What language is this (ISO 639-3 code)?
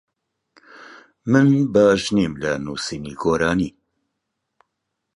ckb